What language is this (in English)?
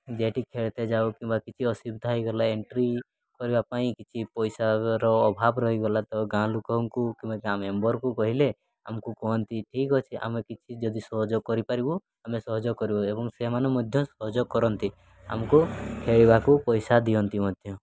Odia